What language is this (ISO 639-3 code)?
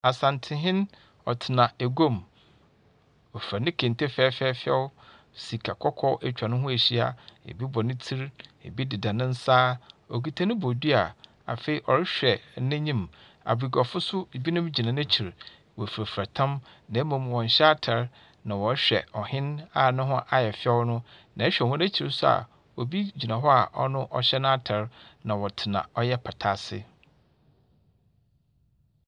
aka